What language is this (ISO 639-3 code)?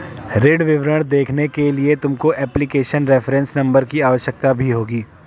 hin